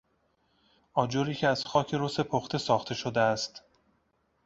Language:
Persian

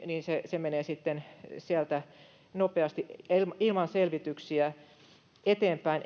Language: Finnish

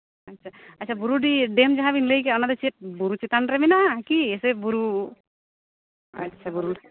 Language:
Santali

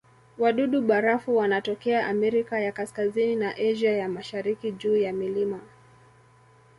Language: Swahili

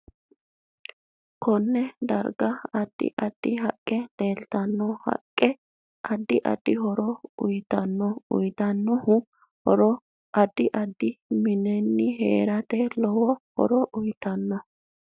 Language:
Sidamo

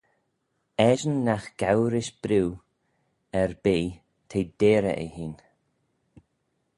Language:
Manx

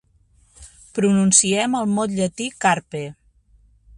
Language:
Catalan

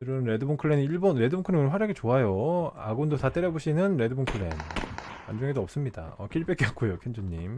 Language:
Korean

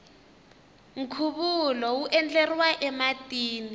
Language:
Tsonga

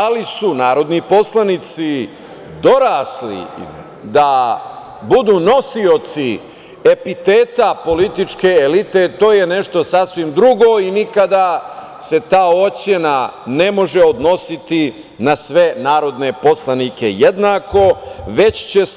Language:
Serbian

